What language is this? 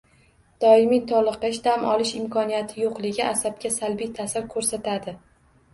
Uzbek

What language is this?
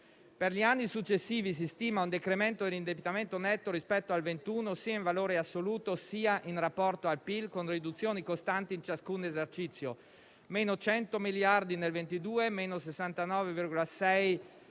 Italian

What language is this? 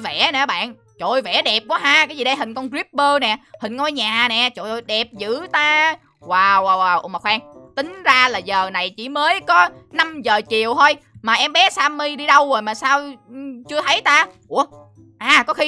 Vietnamese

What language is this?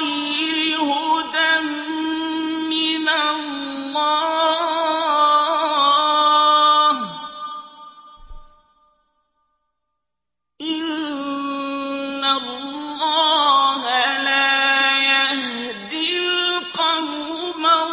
Arabic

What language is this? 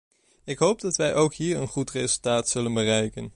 Dutch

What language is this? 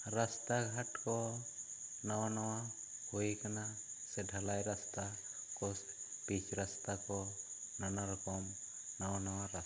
Santali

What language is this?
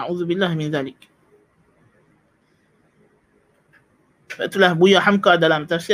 Malay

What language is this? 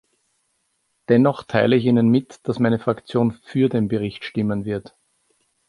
German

